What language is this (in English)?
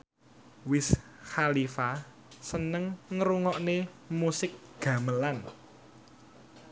Javanese